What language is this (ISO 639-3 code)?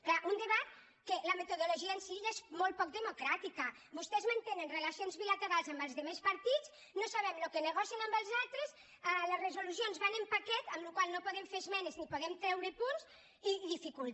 cat